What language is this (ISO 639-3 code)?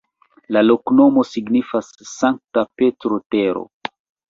epo